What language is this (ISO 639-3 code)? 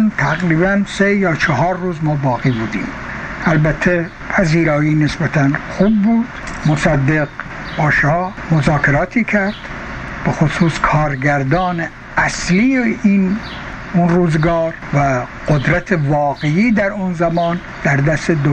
fas